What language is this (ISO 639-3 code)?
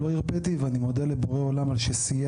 heb